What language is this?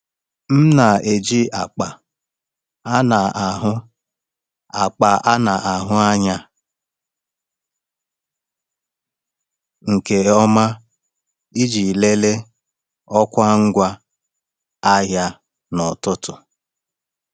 Igbo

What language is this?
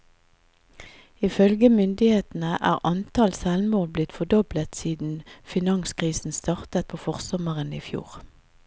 Norwegian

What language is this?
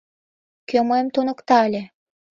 Mari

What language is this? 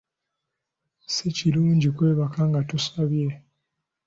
Ganda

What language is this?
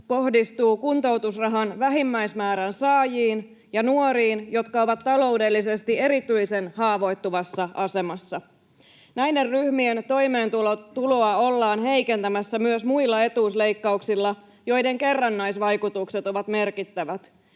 Finnish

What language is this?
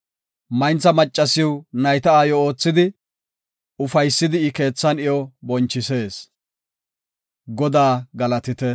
Gofa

